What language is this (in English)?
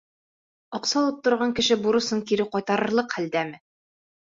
Bashkir